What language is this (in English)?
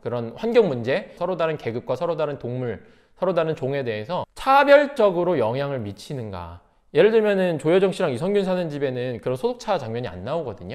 Korean